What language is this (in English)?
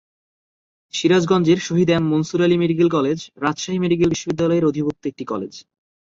Bangla